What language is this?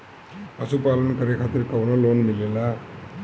Bhojpuri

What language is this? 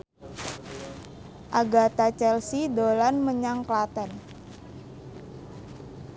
Javanese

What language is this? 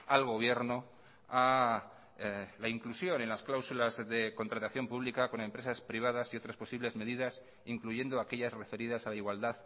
Spanish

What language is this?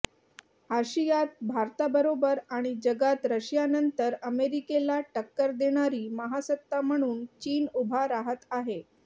Marathi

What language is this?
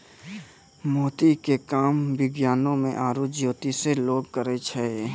Maithili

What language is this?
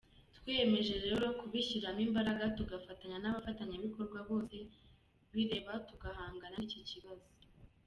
Kinyarwanda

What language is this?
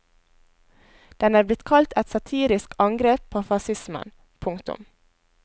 Norwegian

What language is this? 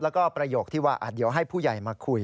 Thai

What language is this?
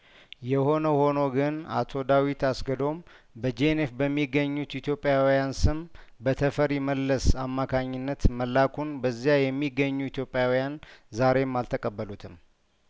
Amharic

